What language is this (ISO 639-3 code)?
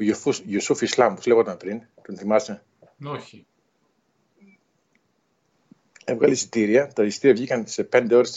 ell